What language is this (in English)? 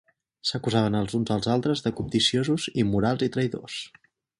Catalan